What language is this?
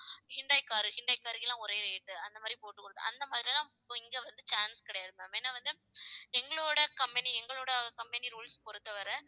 Tamil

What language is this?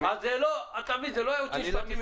Hebrew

